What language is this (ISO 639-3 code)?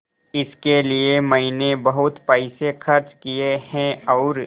hin